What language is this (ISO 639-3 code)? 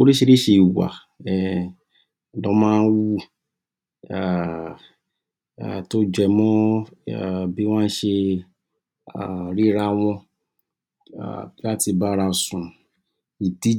yor